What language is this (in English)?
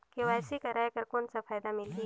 Chhattisgarhi